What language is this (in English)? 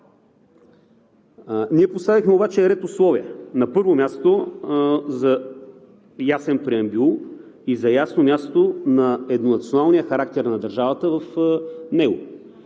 Bulgarian